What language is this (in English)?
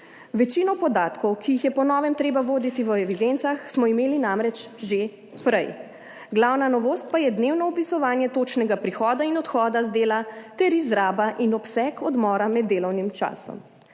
Slovenian